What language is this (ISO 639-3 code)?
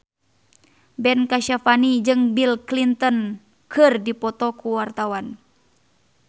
sun